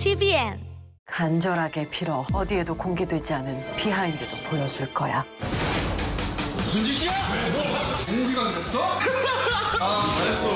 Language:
Korean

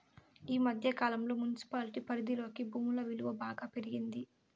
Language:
Telugu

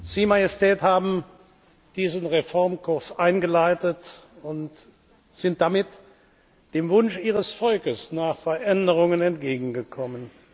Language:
German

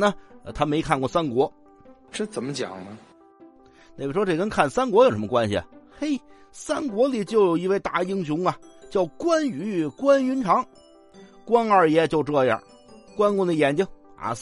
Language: Chinese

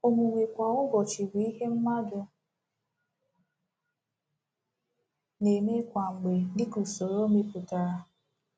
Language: Igbo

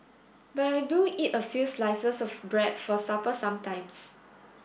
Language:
English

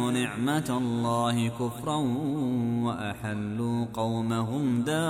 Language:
Arabic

